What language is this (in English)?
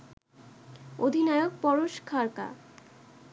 Bangla